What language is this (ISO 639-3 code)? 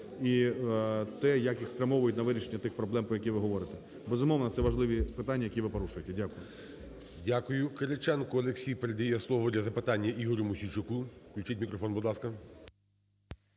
ukr